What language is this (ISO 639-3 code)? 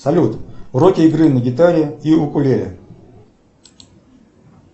rus